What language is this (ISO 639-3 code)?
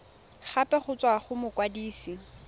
tsn